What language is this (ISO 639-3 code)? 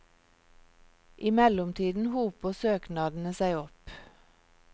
nor